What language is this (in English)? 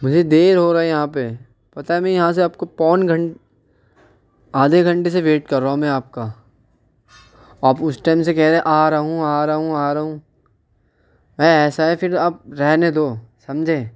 Urdu